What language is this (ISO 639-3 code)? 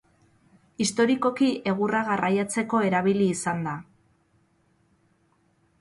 eus